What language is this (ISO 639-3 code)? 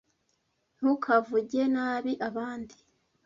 kin